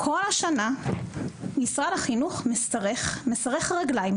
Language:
Hebrew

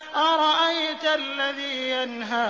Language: Arabic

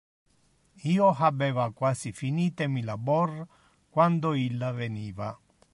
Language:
Interlingua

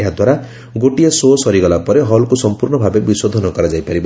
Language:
Odia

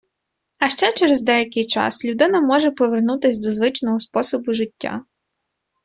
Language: Ukrainian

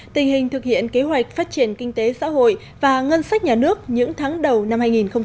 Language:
Vietnamese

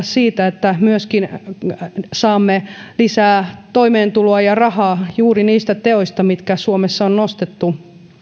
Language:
Finnish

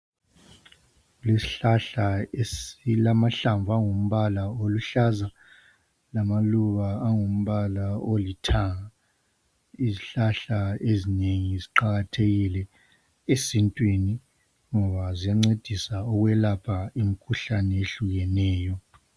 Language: North Ndebele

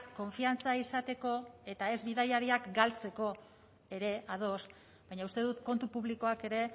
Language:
Basque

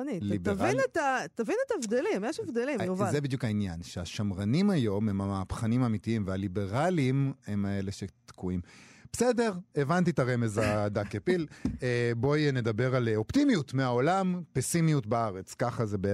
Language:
Hebrew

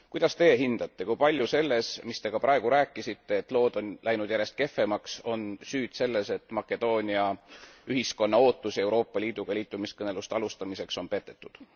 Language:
Estonian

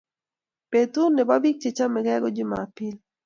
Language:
Kalenjin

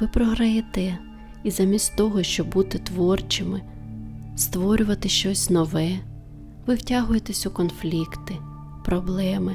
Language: Ukrainian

